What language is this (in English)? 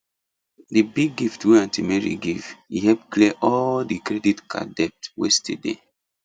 Nigerian Pidgin